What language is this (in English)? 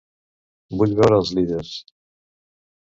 Catalan